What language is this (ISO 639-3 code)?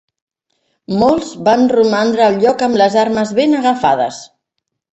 cat